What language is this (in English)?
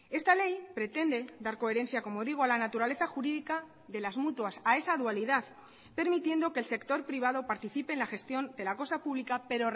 Spanish